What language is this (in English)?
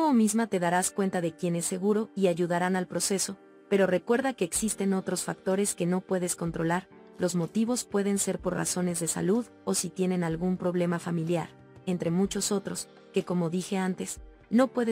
Spanish